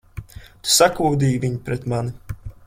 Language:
Latvian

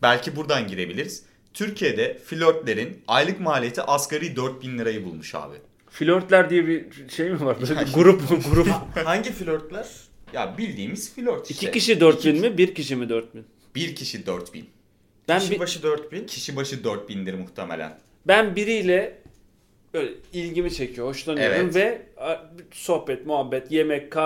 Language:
Turkish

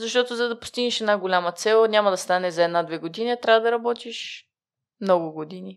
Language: Bulgarian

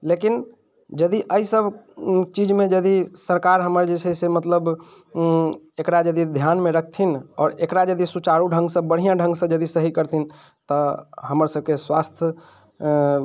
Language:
Maithili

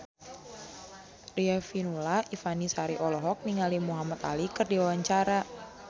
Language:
Sundanese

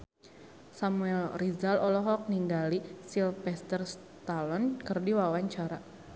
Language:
Sundanese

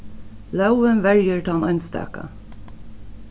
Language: Faroese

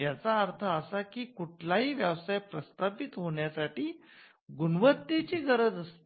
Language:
Marathi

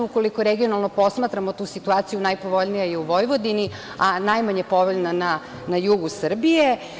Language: Serbian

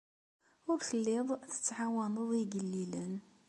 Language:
Kabyle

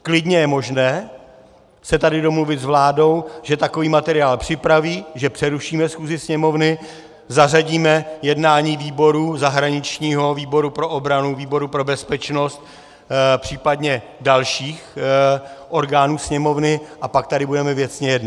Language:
Czech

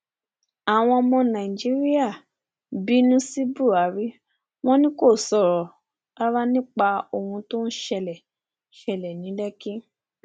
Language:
Yoruba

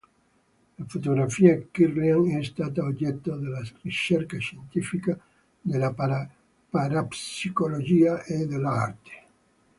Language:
Italian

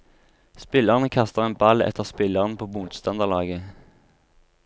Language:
Norwegian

